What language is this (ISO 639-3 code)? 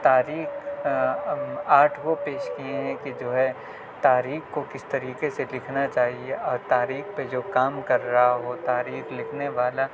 urd